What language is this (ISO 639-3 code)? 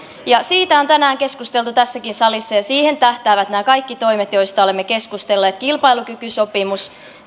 fin